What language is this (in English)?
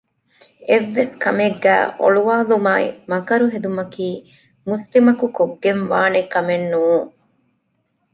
Divehi